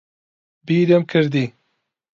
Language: Central Kurdish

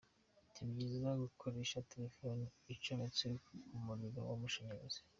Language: Kinyarwanda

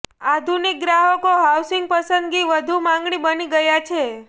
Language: Gujarati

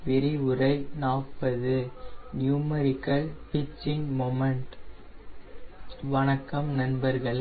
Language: Tamil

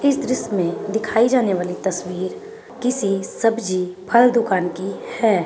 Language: Magahi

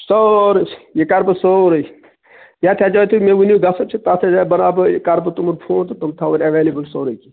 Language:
Kashmiri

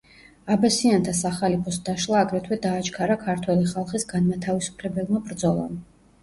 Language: Georgian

